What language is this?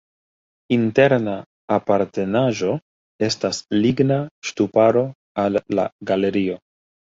Esperanto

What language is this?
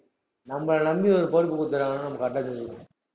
Tamil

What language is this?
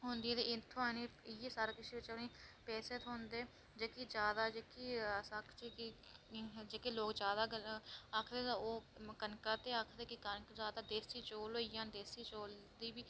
Dogri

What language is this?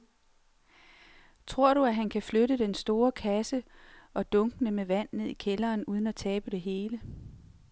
Danish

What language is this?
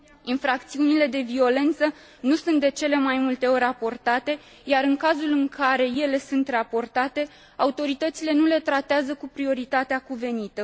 Romanian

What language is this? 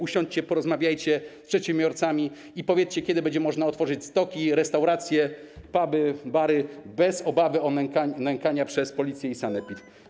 Polish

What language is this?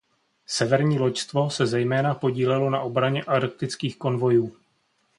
Czech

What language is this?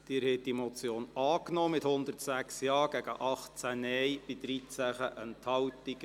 Swiss German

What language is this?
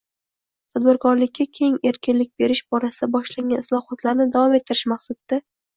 Uzbek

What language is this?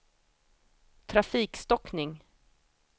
Swedish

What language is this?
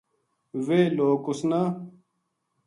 Gujari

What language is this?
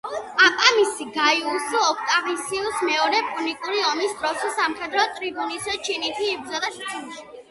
Georgian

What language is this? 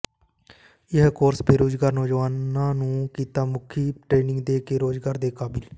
Punjabi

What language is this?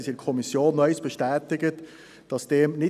Swiss German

